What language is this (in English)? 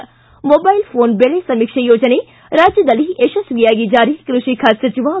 Kannada